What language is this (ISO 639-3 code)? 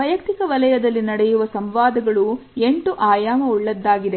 kan